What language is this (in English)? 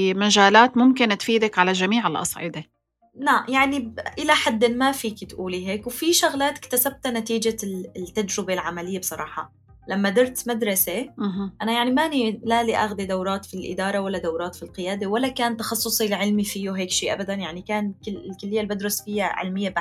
Arabic